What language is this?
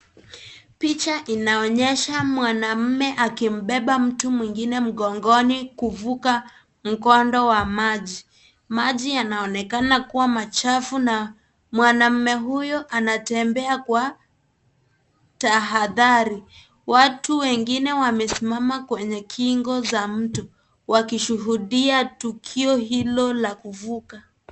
Swahili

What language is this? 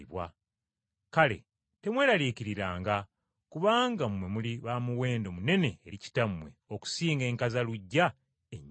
Ganda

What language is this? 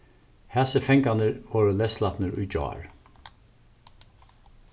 Faroese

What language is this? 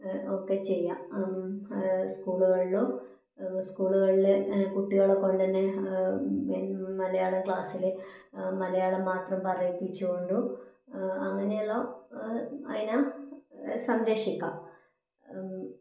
Malayalam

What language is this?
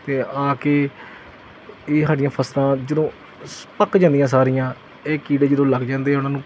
Punjabi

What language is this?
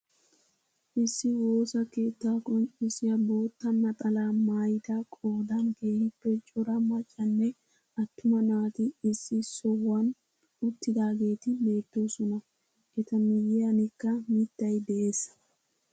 Wolaytta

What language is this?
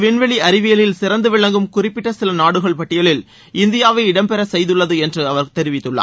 Tamil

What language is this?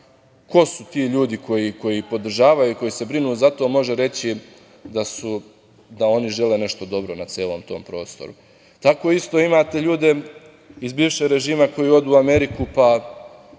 Serbian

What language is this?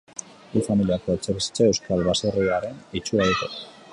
Basque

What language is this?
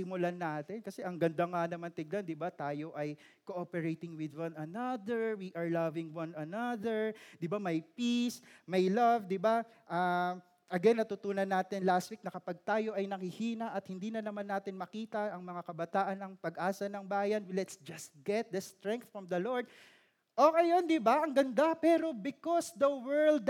Filipino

